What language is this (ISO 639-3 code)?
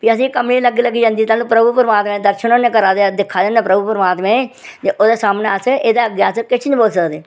doi